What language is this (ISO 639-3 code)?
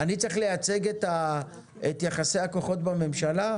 heb